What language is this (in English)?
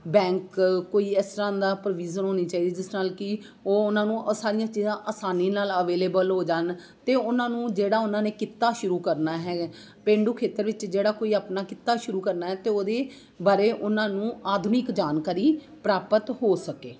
Punjabi